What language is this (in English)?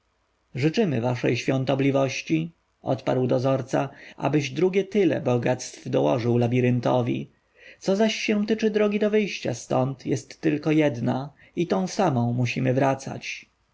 Polish